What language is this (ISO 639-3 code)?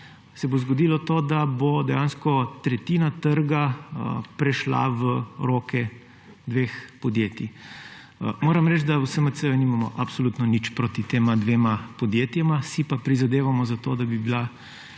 slv